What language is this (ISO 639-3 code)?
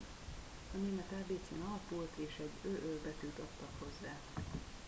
hun